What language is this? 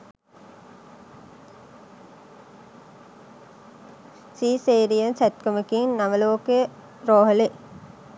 Sinhala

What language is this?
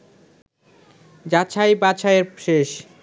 Bangla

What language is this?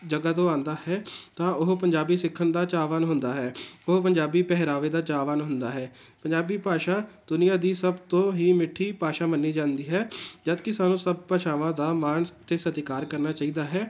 Punjabi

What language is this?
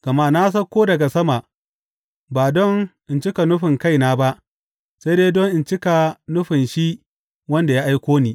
Hausa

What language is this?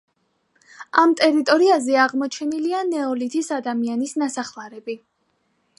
Georgian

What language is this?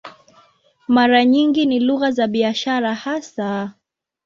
Swahili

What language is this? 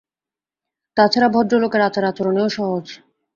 Bangla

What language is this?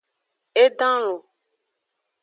Aja (Benin)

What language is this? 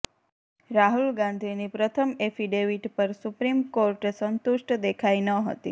Gujarati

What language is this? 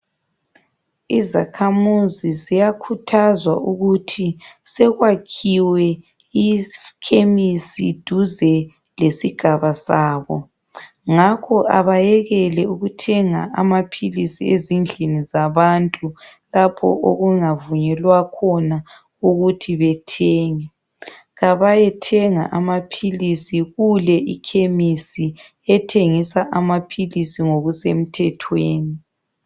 North Ndebele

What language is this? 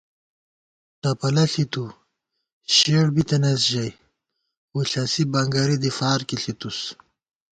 Gawar-Bati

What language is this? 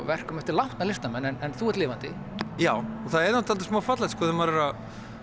Icelandic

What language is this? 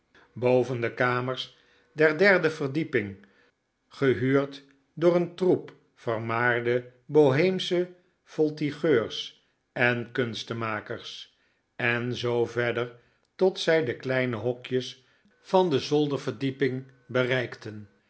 Dutch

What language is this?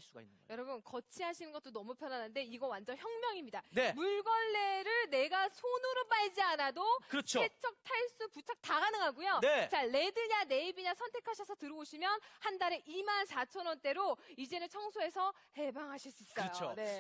Korean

